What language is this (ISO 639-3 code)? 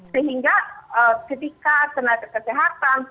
ind